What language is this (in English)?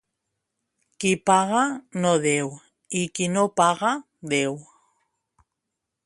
Catalan